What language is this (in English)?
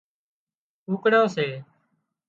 Wadiyara Koli